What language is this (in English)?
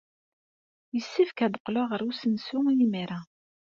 Kabyle